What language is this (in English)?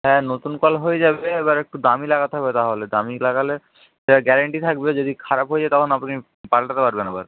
Bangla